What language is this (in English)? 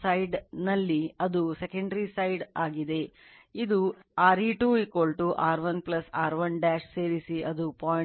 Kannada